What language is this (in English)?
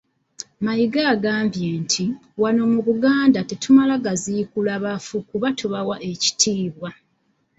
Ganda